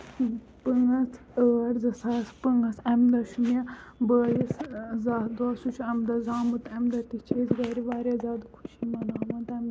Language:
Kashmiri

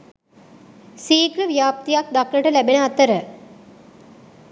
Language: Sinhala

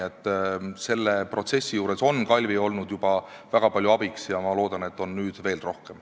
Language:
Estonian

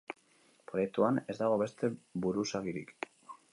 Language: Basque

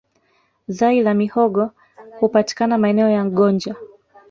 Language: Swahili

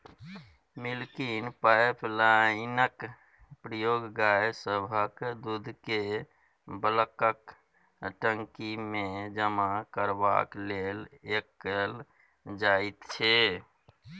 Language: Maithili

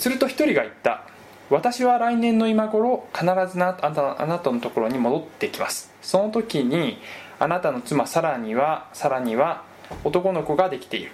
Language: Japanese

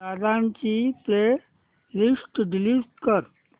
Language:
Marathi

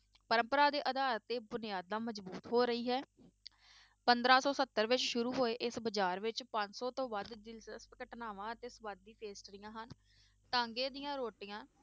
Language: Punjabi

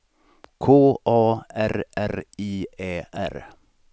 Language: Swedish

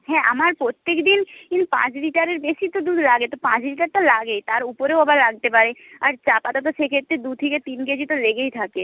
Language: Bangla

